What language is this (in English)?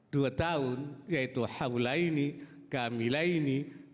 Indonesian